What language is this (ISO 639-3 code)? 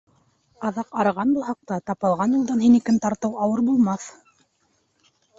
bak